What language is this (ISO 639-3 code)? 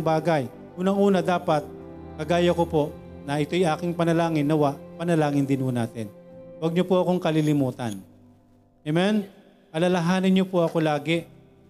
fil